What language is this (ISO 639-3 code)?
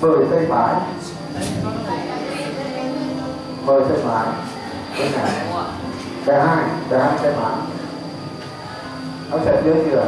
vie